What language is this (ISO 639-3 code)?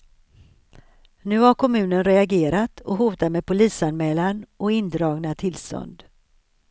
swe